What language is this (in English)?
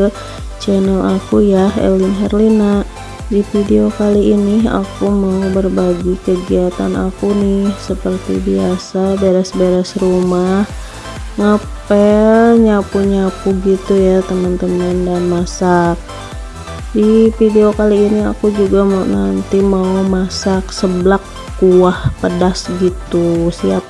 Indonesian